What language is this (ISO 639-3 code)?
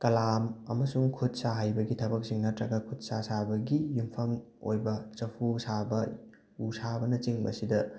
mni